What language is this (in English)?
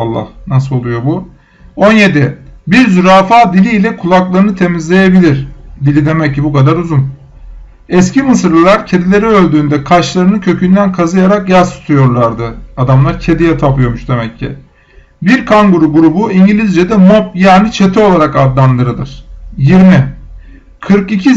Turkish